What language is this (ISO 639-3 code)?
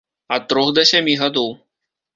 bel